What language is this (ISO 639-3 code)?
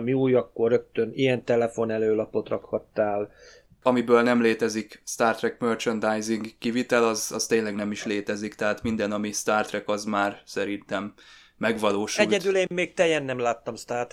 hun